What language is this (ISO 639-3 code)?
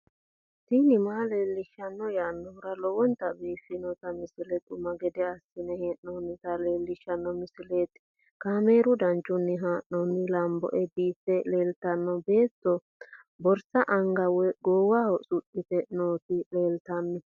sid